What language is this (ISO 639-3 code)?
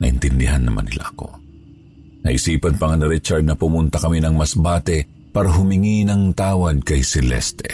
fil